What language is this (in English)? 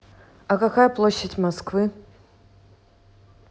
Russian